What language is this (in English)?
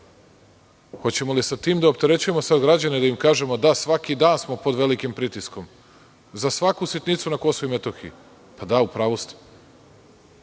Serbian